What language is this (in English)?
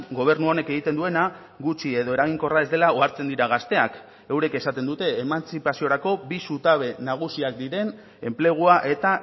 Basque